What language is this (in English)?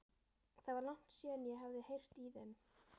Icelandic